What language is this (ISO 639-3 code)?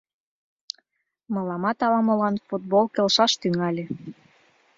chm